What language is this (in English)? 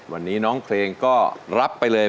Thai